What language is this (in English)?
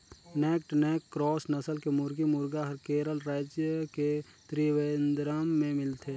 Chhattisgarhi